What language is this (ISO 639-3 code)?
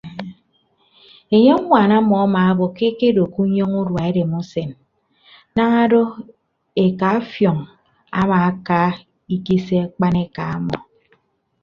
ibb